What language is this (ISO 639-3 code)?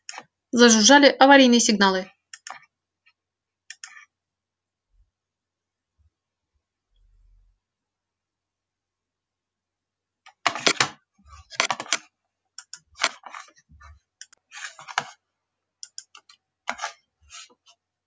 rus